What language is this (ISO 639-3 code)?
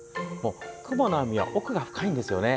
jpn